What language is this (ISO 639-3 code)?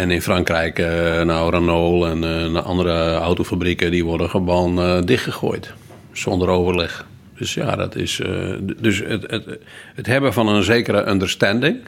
nld